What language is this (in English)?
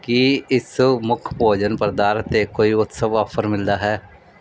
Punjabi